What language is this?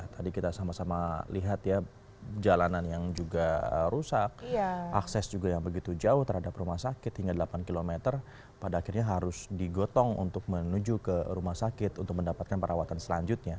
Indonesian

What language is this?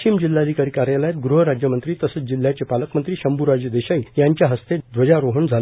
Marathi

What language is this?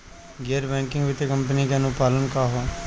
Bhojpuri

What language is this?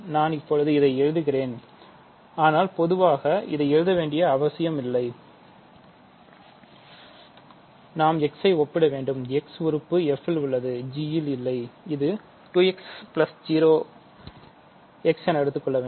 Tamil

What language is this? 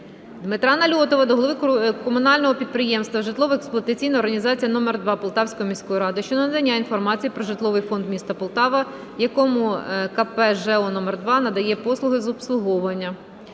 Ukrainian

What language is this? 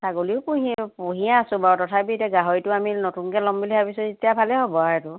Assamese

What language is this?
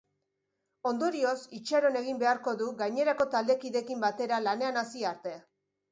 Basque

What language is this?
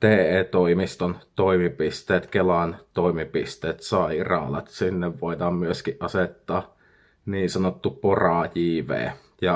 Finnish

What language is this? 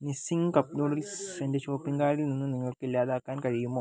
Malayalam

